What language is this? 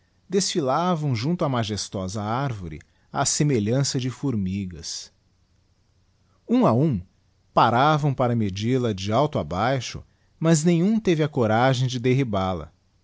Portuguese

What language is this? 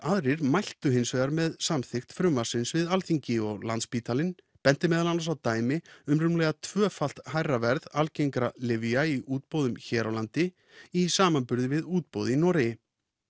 Icelandic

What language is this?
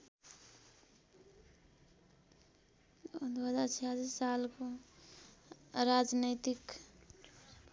Nepali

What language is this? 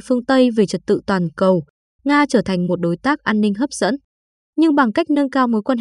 Vietnamese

